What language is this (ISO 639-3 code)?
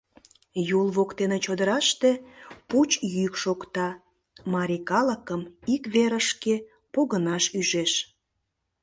chm